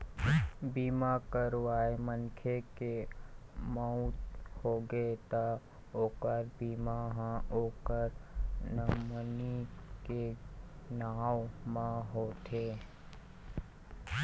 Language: Chhattisgarhi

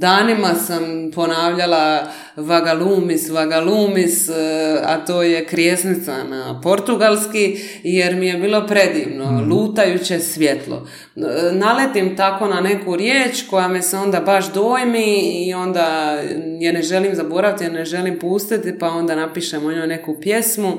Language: Croatian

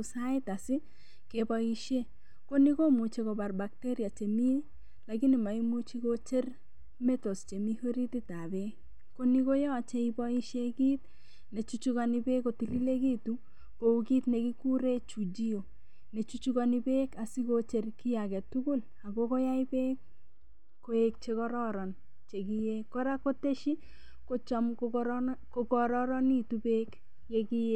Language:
Kalenjin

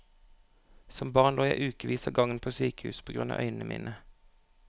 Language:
Norwegian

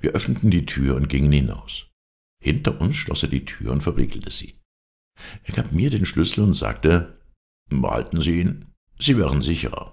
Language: German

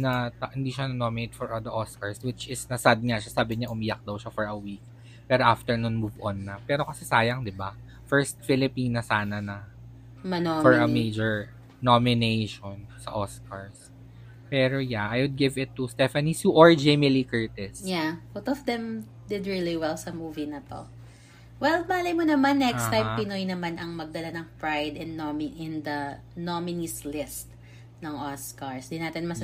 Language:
Filipino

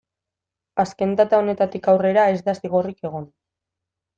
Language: Basque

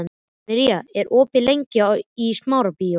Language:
Icelandic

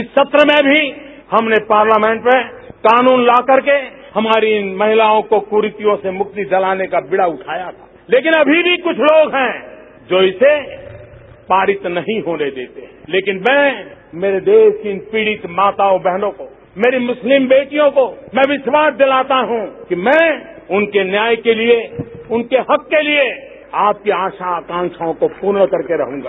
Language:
Hindi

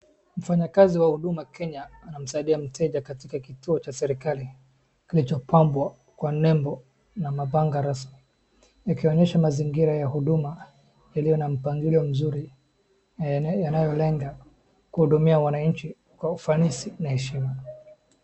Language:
Swahili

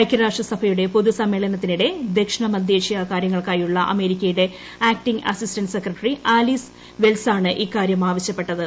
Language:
Malayalam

